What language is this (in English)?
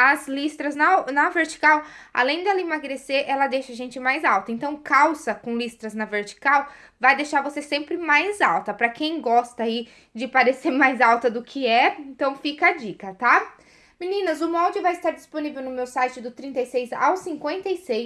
Portuguese